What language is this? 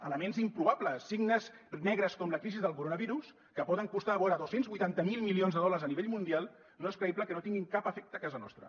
Catalan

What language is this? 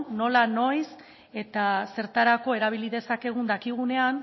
Basque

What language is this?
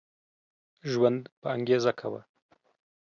Pashto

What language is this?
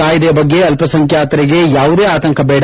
Kannada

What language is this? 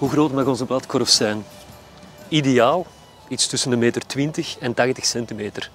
Dutch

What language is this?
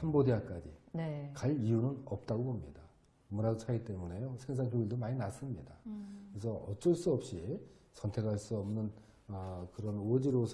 Korean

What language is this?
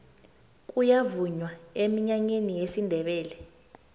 South Ndebele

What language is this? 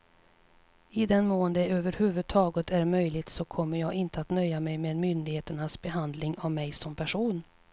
Swedish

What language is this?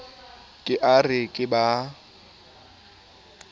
Southern Sotho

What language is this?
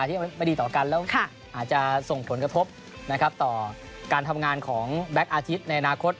Thai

